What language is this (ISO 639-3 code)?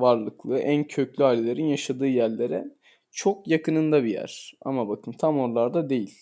tur